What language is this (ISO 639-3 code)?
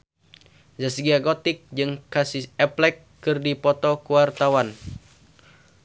sun